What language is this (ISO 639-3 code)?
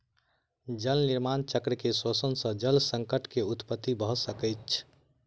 mai